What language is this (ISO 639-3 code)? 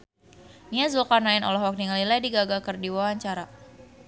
sun